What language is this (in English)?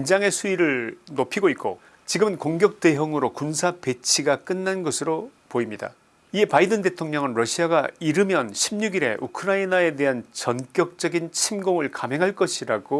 Korean